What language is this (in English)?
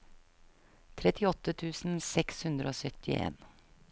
Norwegian